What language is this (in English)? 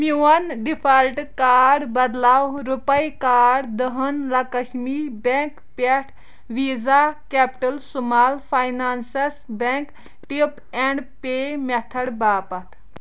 Kashmiri